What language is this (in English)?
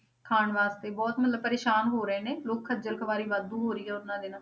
Punjabi